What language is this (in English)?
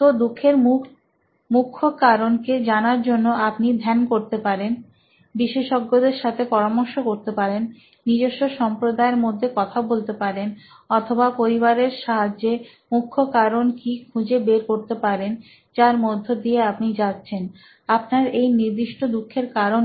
Bangla